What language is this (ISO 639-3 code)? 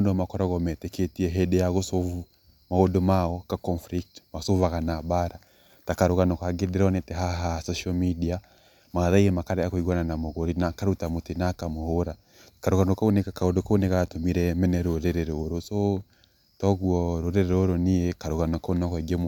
kik